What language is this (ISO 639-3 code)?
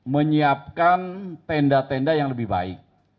ind